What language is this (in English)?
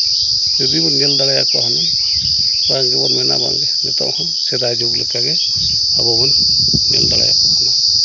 Santali